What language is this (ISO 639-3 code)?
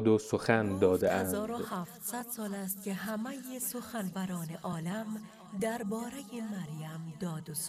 fas